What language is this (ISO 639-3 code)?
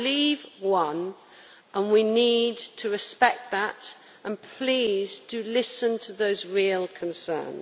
eng